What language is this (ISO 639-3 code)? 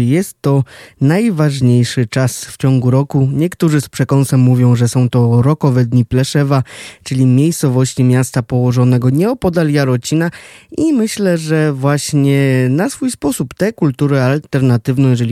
pol